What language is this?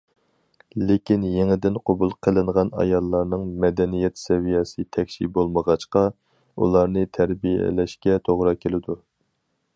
Uyghur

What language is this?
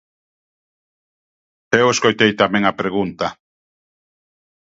Galician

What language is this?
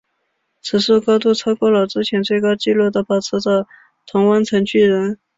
Chinese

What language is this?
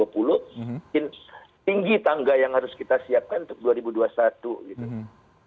Indonesian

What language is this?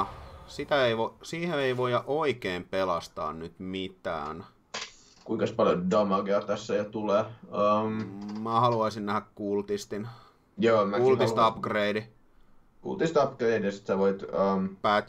Finnish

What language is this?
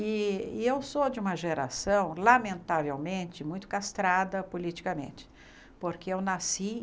Portuguese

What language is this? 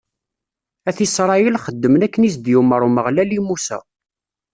Kabyle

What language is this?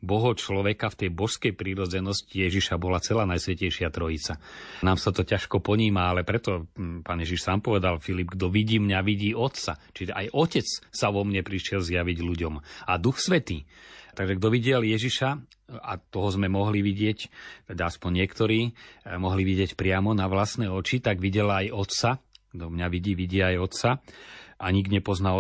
Slovak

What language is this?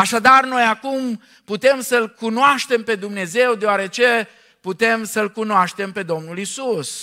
Romanian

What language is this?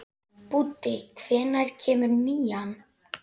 Icelandic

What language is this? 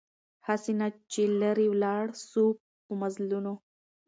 Pashto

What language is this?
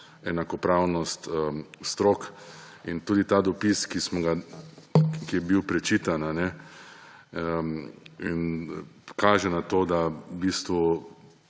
Slovenian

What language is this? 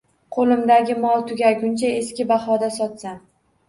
Uzbek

